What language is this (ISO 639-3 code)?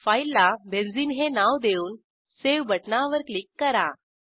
mar